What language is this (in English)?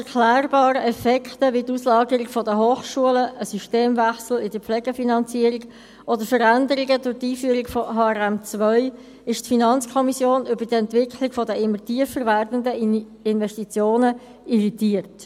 Swiss German